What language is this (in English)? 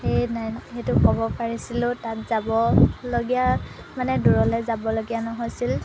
Assamese